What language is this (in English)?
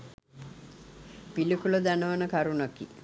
Sinhala